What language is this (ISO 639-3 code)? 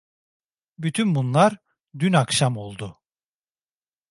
tur